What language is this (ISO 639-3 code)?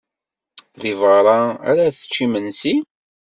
kab